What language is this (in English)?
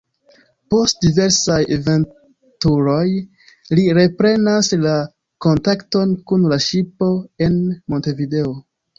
Esperanto